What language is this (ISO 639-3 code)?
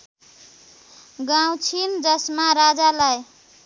nep